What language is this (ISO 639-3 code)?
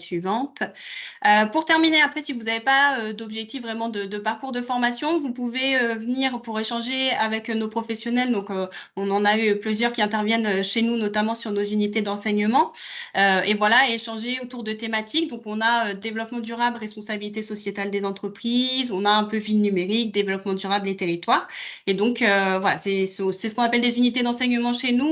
fra